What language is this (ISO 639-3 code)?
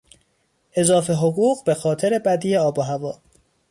fas